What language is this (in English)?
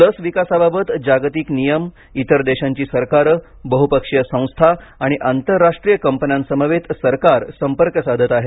Marathi